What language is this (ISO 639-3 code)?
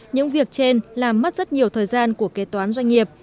vie